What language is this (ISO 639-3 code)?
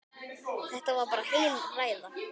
isl